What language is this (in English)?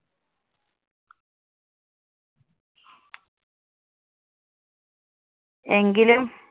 Malayalam